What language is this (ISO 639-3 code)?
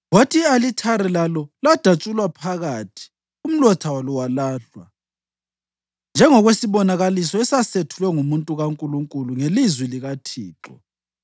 nde